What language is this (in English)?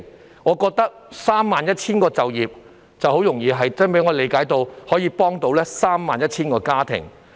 Cantonese